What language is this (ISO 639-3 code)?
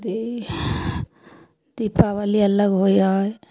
mai